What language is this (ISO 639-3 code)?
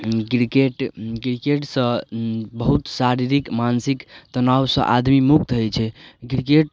mai